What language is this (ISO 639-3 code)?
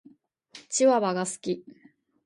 jpn